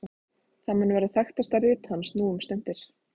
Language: Icelandic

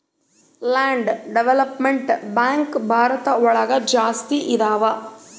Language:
Kannada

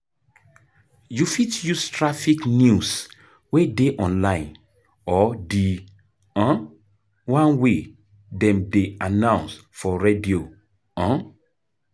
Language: Nigerian Pidgin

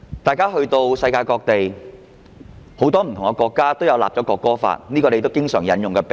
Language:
Cantonese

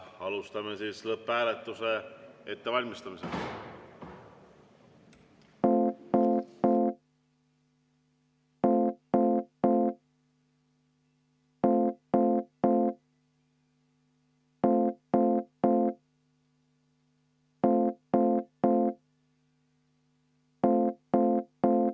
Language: Estonian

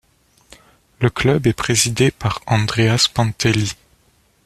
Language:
French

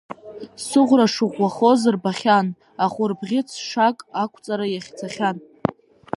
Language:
Abkhazian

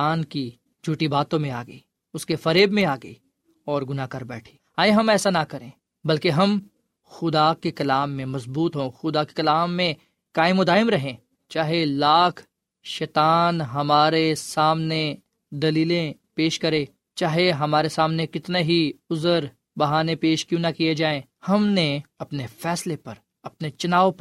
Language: Urdu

